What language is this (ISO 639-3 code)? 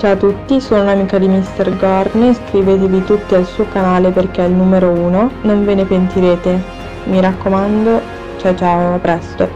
ita